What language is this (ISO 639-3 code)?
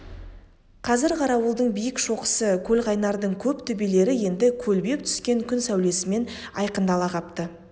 kaz